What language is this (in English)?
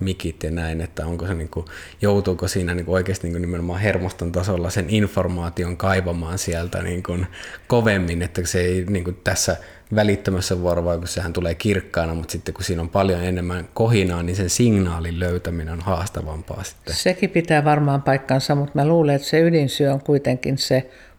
Finnish